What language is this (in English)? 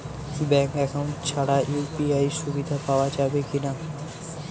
Bangla